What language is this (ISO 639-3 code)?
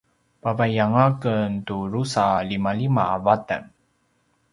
pwn